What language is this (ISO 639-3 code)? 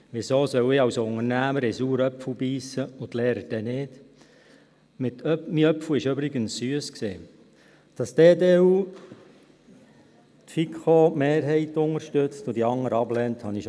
gsw